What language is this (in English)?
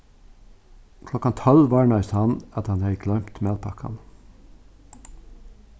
Faroese